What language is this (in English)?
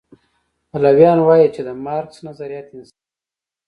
Pashto